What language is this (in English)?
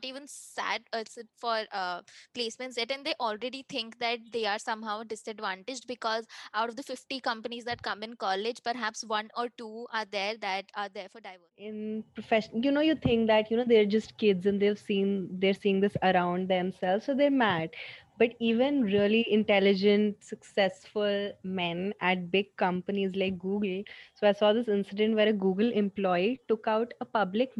English